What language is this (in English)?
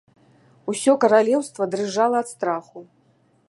Belarusian